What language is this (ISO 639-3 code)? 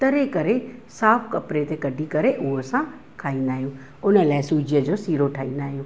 snd